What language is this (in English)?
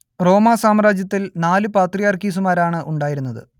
Malayalam